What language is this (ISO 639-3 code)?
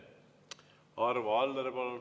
est